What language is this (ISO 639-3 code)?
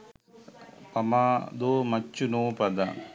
sin